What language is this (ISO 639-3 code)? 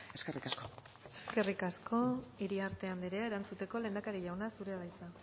eus